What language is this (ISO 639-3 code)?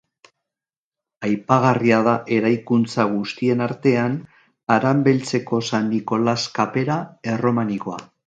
eus